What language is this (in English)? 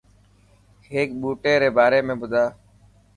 Dhatki